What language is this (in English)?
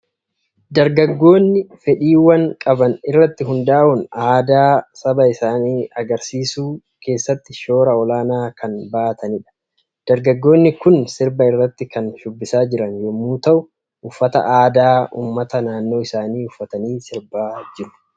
Oromo